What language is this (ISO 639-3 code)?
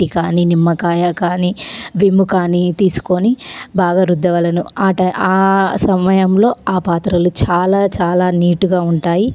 tel